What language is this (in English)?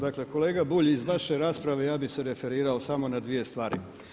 Croatian